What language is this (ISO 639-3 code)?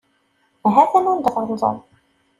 kab